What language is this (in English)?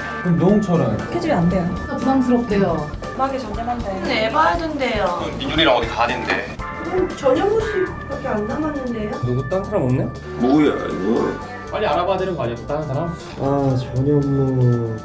Korean